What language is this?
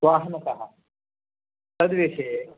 Sanskrit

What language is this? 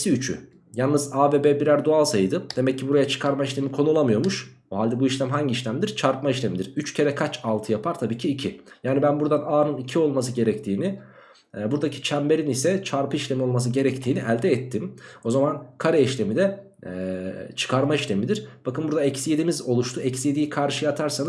Turkish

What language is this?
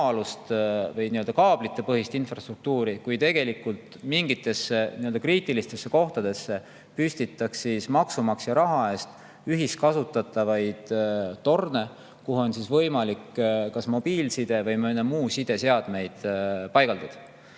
Estonian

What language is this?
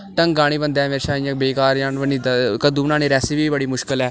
Dogri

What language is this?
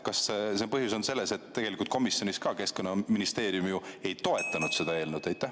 Estonian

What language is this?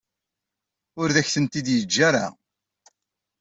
Kabyle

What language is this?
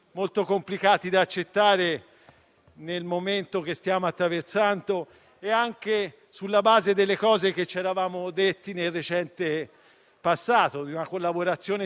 Italian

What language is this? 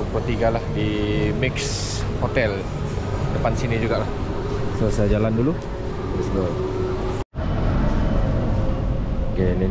Malay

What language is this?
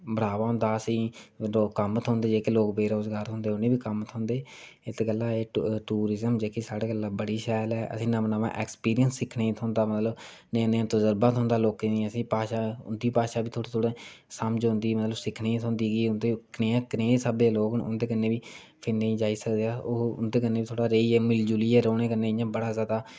Dogri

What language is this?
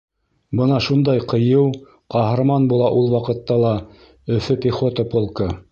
Bashkir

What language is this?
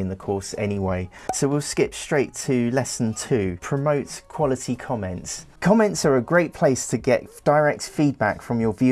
English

